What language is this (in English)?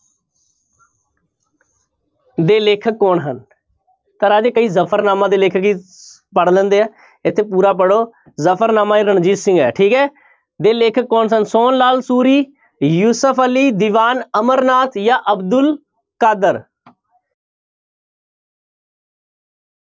Punjabi